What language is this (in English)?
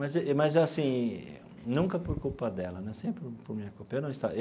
Portuguese